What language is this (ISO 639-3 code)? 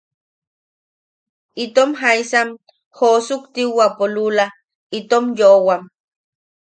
yaq